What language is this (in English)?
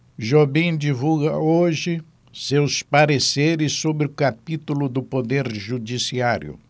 Portuguese